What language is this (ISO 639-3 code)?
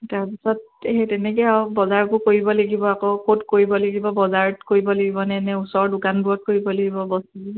asm